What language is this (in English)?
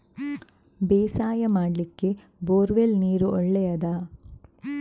Kannada